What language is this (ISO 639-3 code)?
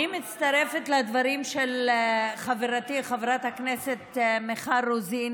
heb